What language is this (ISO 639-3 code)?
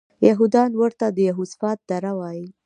pus